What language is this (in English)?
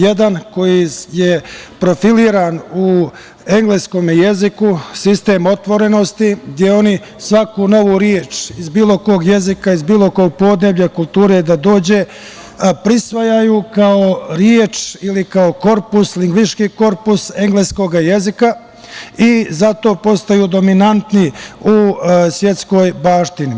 Serbian